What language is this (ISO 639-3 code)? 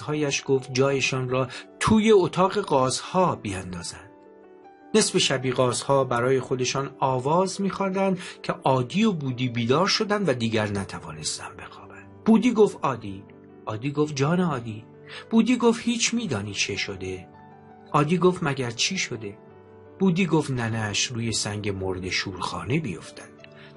fas